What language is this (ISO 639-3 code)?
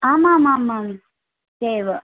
san